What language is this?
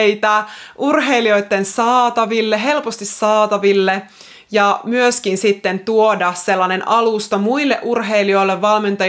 Finnish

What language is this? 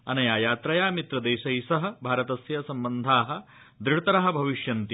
Sanskrit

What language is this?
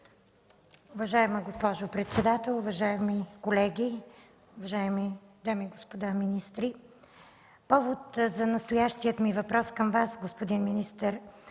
Bulgarian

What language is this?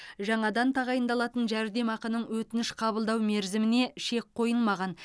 Kazakh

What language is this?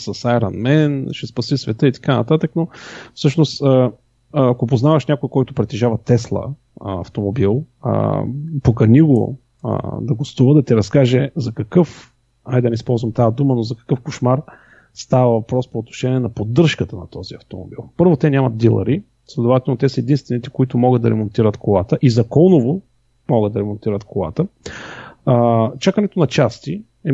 Bulgarian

